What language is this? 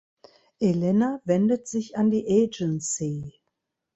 German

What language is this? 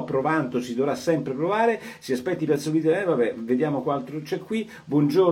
Italian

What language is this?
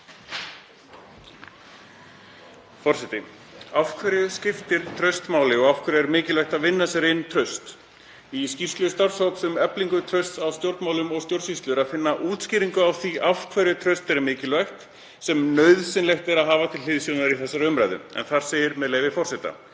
Icelandic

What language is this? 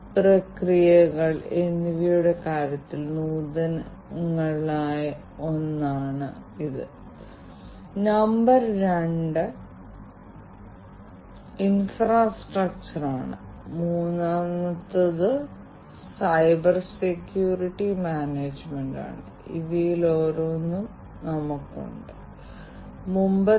Malayalam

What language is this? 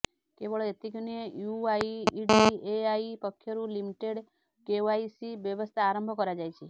Odia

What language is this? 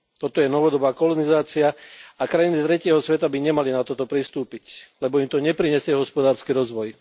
Slovak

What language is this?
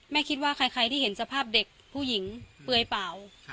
Thai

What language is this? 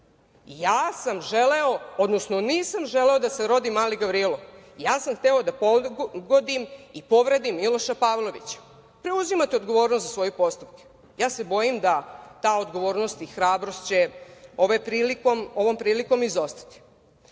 Serbian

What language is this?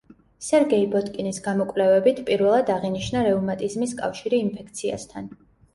Georgian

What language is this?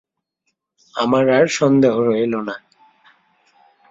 Bangla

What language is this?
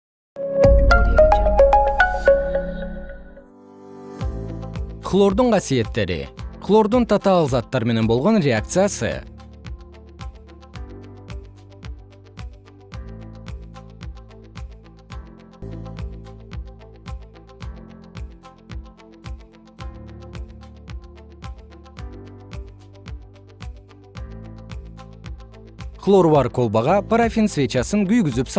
Kyrgyz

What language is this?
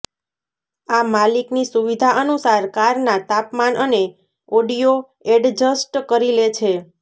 Gujarati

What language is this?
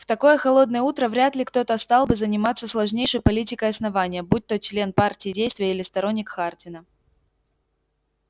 Russian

